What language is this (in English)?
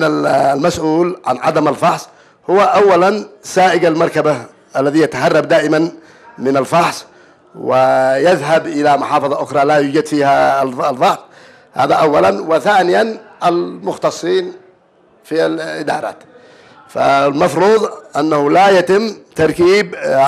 Arabic